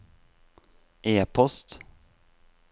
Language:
Norwegian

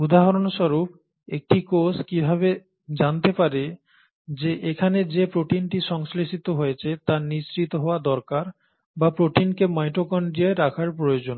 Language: Bangla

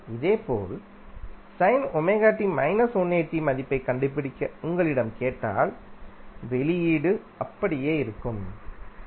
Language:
Tamil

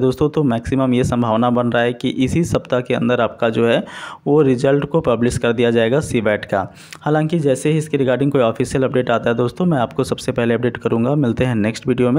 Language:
Hindi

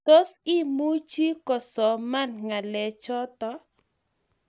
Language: Kalenjin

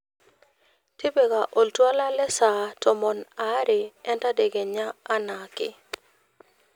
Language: Masai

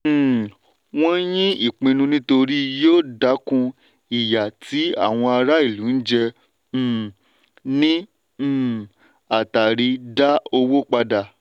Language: Yoruba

